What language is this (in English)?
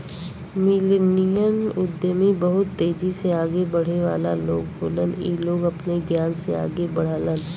Bhojpuri